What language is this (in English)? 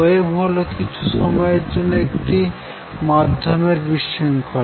Bangla